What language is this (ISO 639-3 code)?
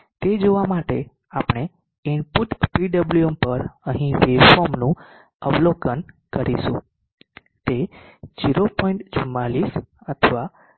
guj